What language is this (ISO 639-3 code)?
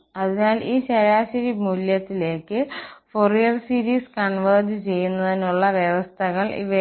mal